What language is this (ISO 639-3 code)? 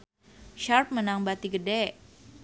sun